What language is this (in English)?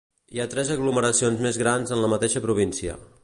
Catalan